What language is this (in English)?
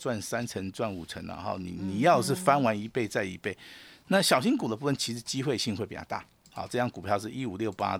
Chinese